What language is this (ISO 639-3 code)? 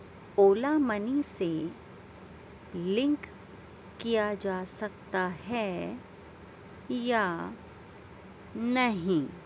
urd